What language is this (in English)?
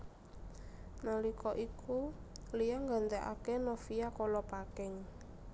Javanese